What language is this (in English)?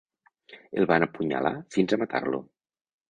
Catalan